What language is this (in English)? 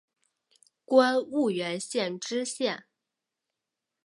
Chinese